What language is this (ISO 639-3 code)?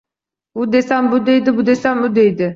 uzb